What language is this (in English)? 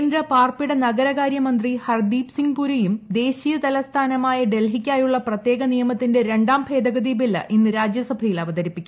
Malayalam